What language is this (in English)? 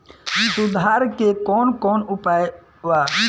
Bhojpuri